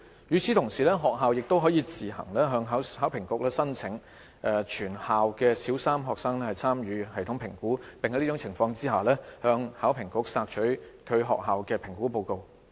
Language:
Cantonese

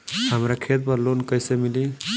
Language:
Bhojpuri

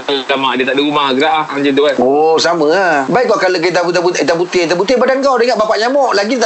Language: Malay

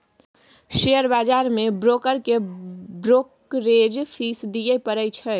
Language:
Maithili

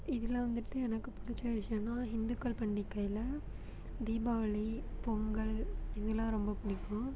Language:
Tamil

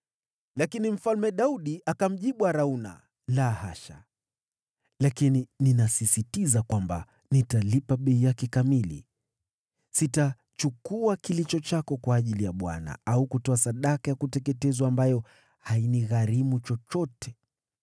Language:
Swahili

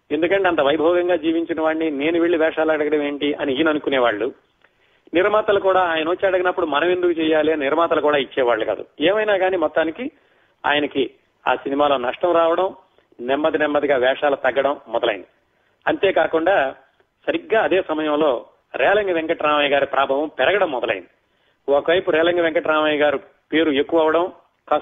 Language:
Telugu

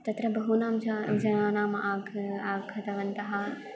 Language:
Sanskrit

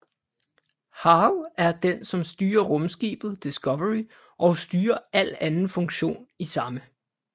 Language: Danish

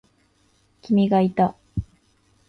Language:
Japanese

